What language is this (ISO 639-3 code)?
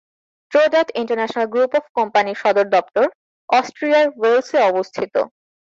ben